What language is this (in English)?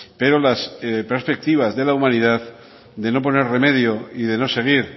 Spanish